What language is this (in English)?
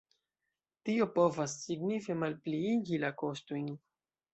Esperanto